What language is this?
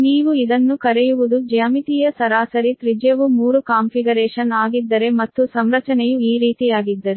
Kannada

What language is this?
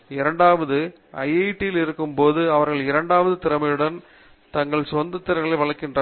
Tamil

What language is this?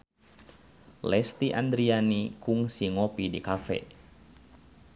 Sundanese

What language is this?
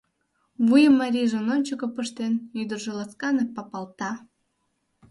Mari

